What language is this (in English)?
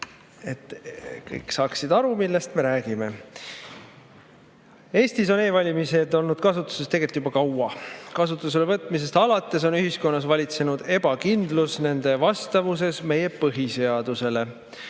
Estonian